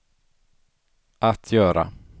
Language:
Swedish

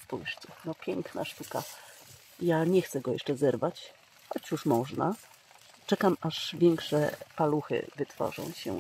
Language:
Polish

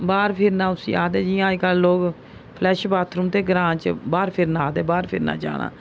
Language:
Dogri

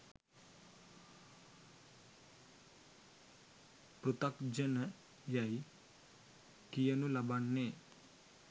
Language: Sinhala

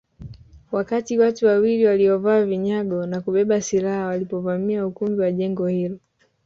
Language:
Swahili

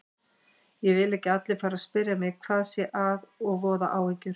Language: Icelandic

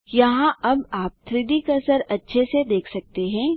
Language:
Hindi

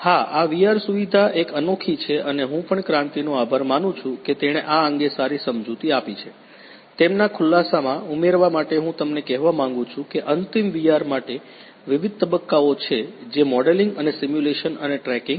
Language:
Gujarati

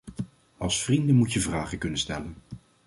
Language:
Dutch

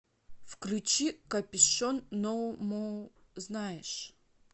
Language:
Russian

